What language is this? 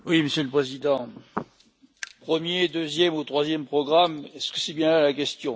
French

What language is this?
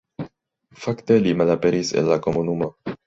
Esperanto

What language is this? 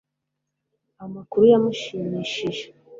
Kinyarwanda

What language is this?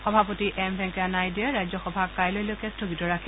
Assamese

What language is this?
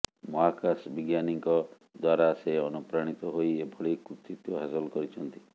Odia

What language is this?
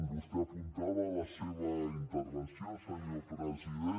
Catalan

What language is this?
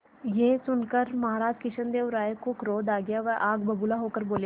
Hindi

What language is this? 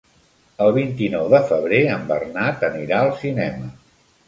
Catalan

